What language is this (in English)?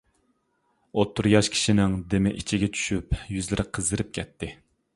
Uyghur